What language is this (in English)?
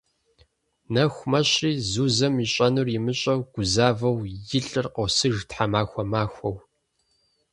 Kabardian